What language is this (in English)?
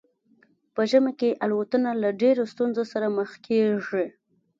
Pashto